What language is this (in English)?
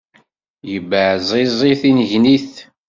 Kabyle